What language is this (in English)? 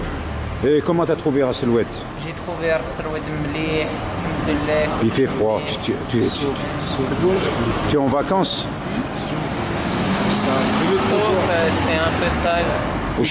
French